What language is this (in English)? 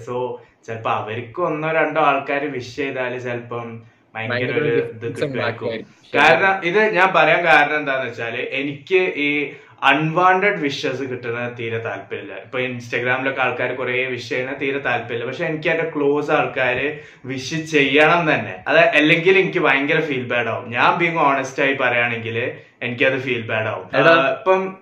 Malayalam